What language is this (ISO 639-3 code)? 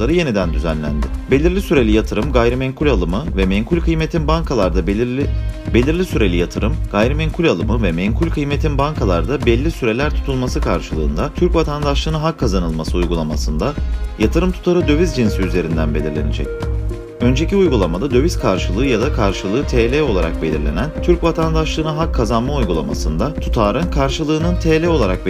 tur